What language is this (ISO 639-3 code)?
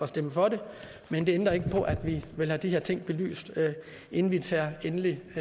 dan